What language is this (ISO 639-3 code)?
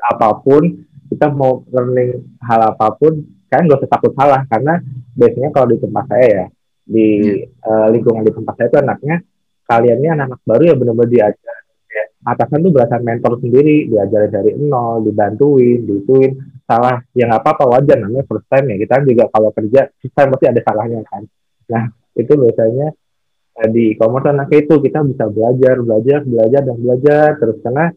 ind